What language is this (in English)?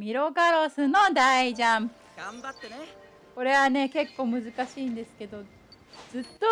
Japanese